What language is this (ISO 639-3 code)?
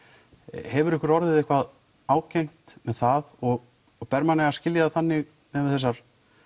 isl